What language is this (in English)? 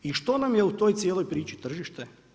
Croatian